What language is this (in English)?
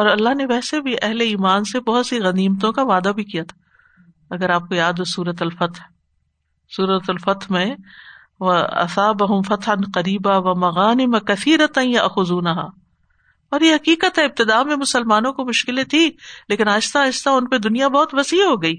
Urdu